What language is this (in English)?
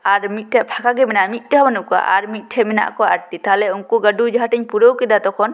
Santali